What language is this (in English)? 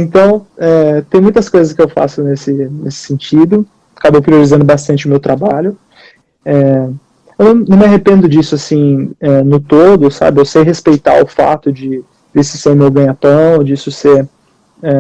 Portuguese